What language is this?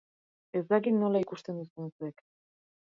Basque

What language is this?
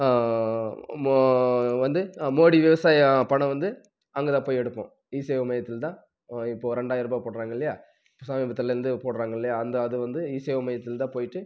Tamil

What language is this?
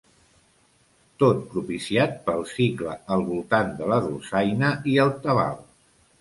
Catalan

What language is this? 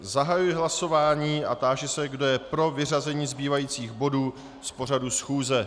Czech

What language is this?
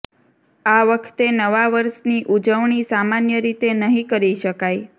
Gujarati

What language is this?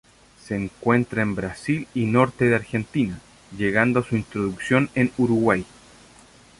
Spanish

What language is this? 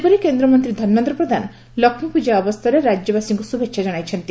Odia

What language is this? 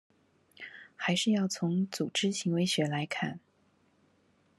Chinese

